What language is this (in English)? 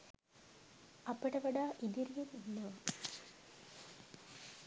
Sinhala